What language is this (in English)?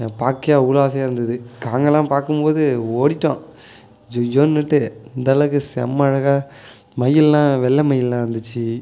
Tamil